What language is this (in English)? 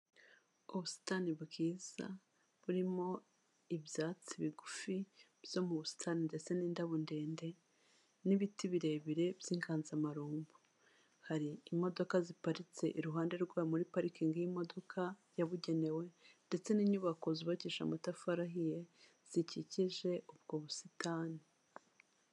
Kinyarwanda